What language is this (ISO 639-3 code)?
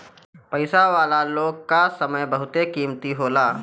bho